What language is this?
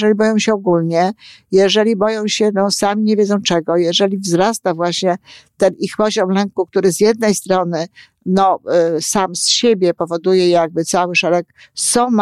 Polish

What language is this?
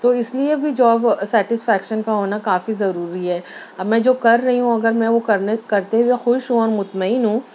Urdu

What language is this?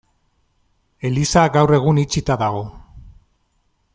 Basque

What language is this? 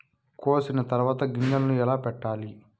Telugu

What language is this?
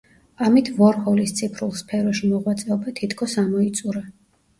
Georgian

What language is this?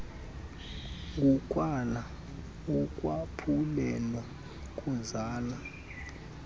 Xhosa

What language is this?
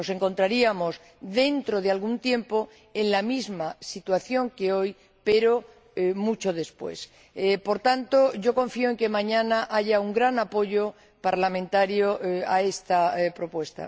Spanish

